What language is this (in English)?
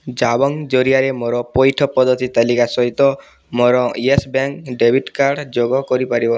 Odia